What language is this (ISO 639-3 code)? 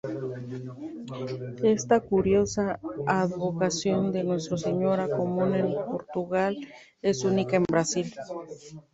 spa